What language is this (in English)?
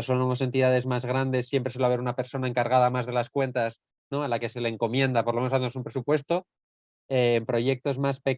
Spanish